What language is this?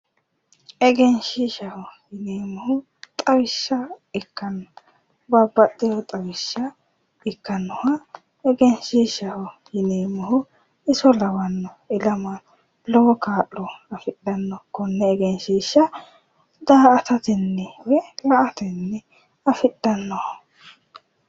Sidamo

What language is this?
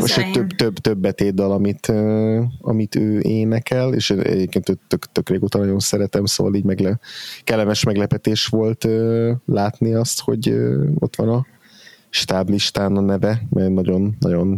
Hungarian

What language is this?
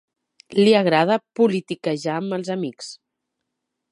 Catalan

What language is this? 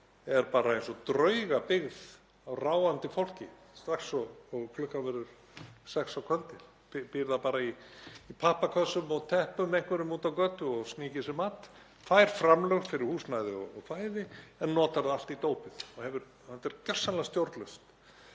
Icelandic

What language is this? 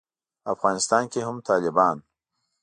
Pashto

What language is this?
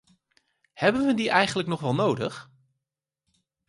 Dutch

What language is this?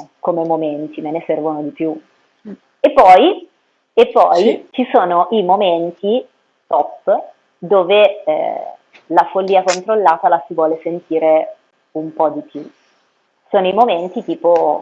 Italian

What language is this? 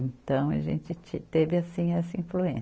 Portuguese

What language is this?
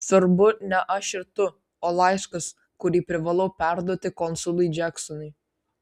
Lithuanian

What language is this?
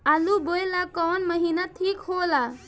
Bhojpuri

